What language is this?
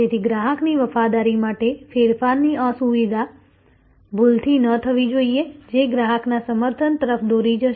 Gujarati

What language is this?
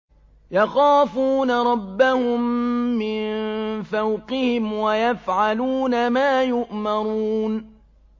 Arabic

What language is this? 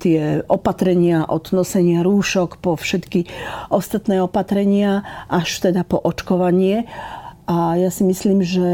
Slovak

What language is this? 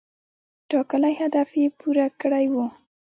Pashto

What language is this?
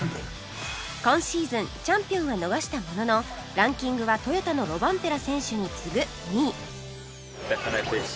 Japanese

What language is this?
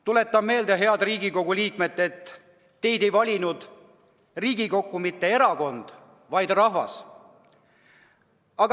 Estonian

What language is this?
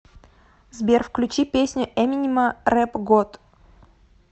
Russian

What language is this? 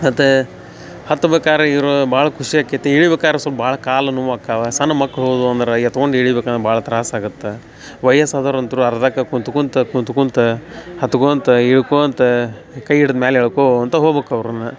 Kannada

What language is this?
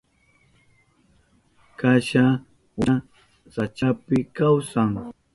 Southern Pastaza Quechua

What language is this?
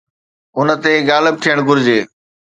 Sindhi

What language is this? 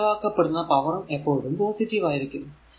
Malayalam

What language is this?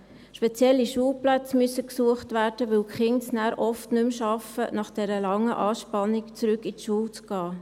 Swiss German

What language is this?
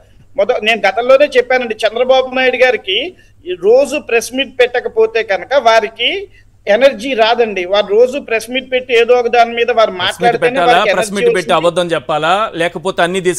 Telugu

